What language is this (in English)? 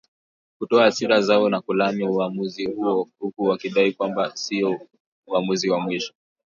Swahili